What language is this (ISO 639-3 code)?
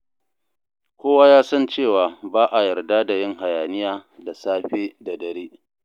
hau